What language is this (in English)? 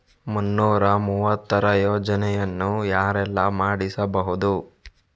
Kannada